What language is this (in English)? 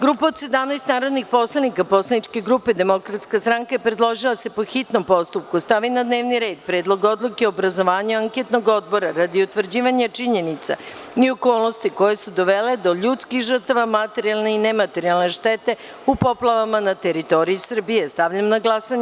Serbian